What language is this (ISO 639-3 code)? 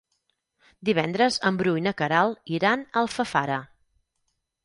cat